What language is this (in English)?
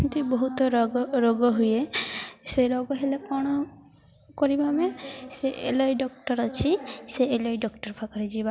Odia